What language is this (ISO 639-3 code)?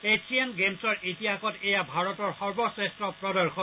asm